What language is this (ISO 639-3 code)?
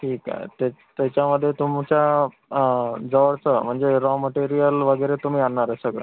mar